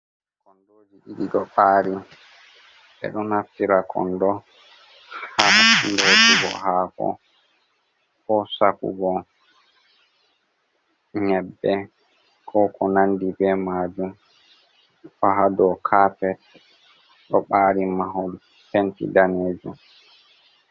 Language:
Fula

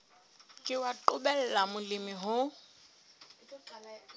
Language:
Southern Sotho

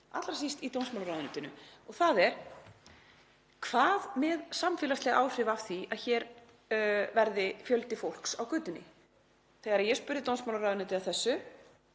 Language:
Icelandic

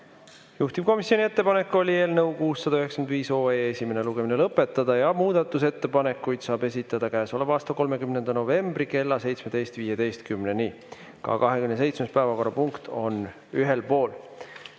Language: Estonian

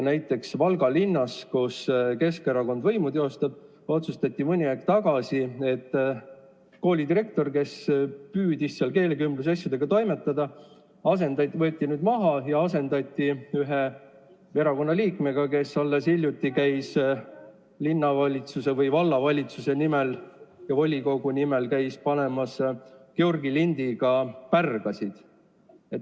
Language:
Estonian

